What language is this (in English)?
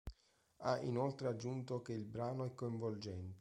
Italian